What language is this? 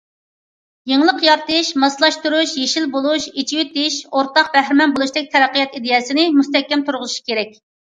Uyghur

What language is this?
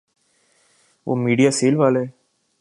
Urdu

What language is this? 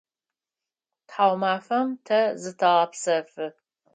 Adyghe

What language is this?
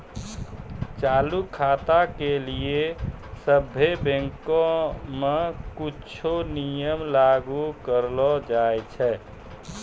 Maithili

